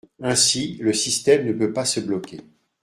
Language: French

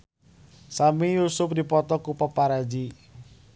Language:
Sundanese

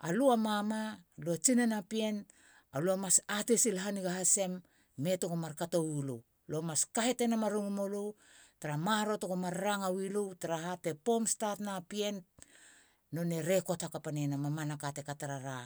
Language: Halia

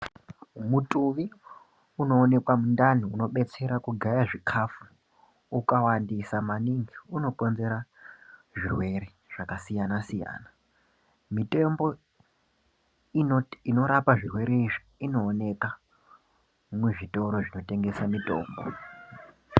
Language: Ndau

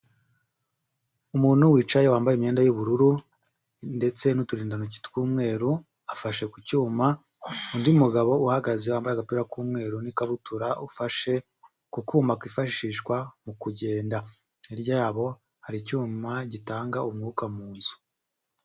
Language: Kinyarwanda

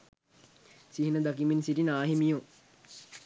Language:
Sinhala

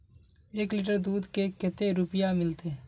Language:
Magahi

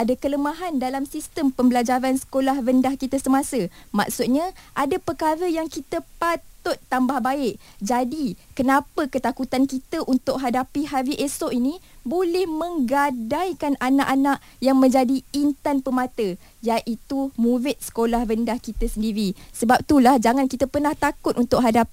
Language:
Malay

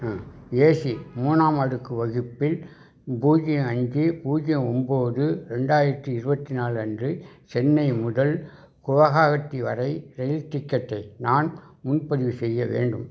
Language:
Tamil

